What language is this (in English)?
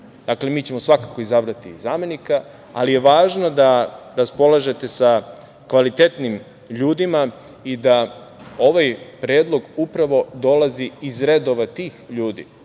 Serbian